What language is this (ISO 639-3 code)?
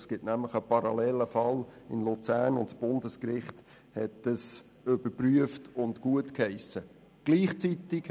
gsw